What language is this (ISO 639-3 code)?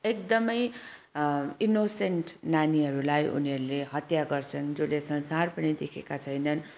nep